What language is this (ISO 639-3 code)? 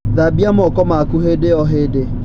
kik